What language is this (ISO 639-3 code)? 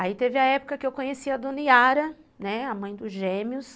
por